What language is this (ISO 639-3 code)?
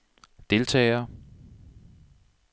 dan